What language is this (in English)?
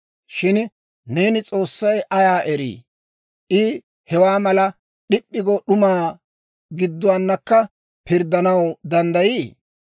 Dawro